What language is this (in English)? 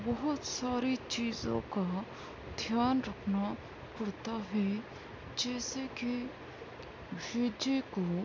Urdu